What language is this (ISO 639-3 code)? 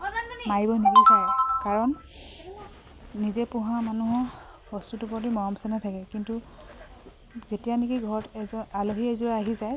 asm